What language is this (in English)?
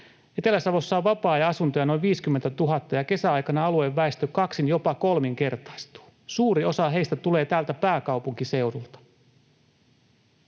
Finnish